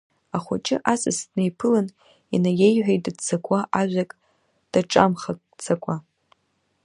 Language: Abkhazian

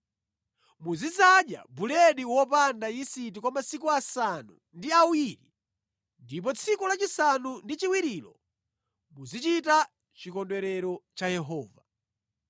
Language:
Nyanja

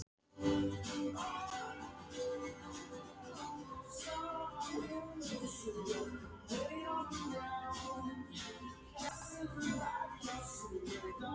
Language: Icelandic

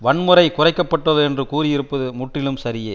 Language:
Tamil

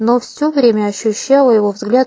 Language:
Russian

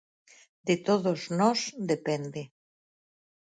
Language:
Galician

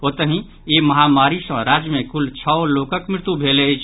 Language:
Maithili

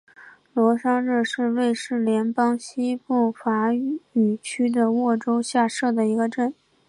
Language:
Chinese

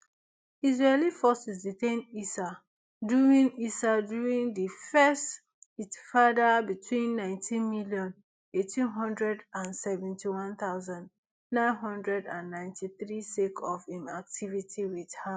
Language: Nigerian Pidgin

